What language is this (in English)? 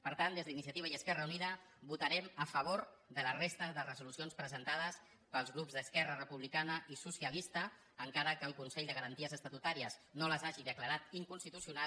Catalan